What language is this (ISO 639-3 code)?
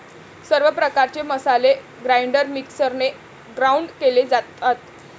mar